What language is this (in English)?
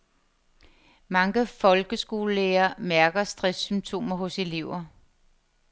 Danish